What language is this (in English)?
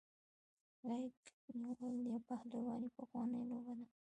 Pashto